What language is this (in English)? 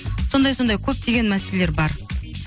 Kazakh